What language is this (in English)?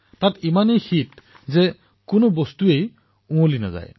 Assamese